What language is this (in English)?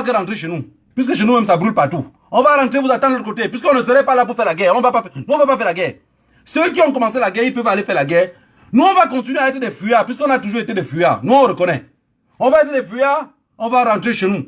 French